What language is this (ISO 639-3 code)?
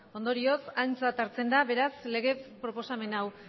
eus